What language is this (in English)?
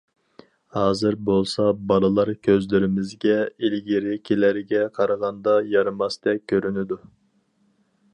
Uyghur